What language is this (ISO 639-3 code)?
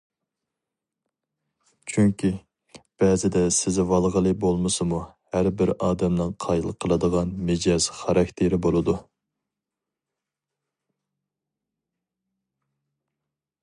uig